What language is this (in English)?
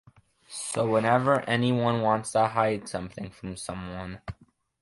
English